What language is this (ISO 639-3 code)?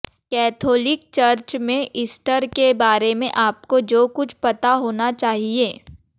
hin